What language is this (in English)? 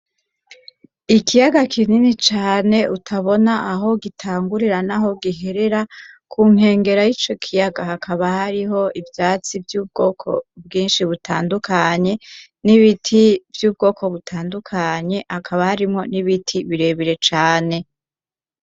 Rundi